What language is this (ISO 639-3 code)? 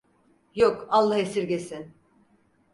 tur